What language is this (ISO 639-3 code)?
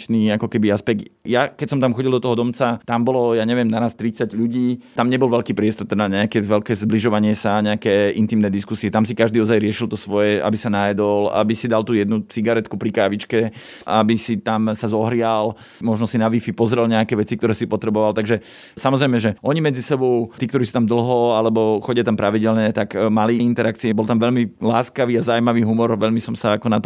slk